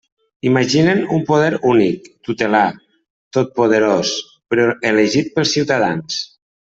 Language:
Catalan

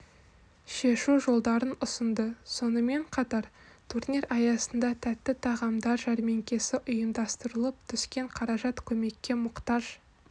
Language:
Kazakh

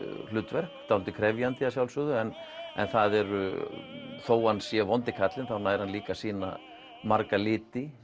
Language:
Icelandic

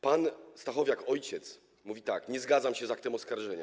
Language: Polish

